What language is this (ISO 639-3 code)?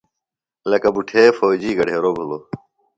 phl